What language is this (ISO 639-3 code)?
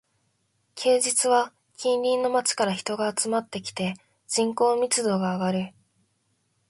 jpn